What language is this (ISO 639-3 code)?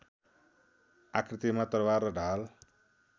nep